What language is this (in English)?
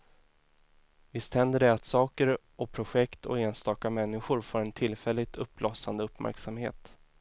Swedish